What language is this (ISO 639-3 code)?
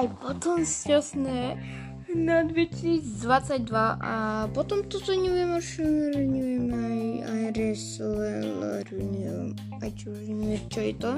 slk